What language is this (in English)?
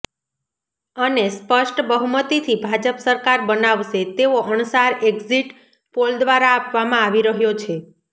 Gujarati